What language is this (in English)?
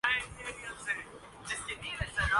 Urdu